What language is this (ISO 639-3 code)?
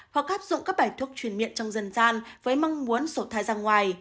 vie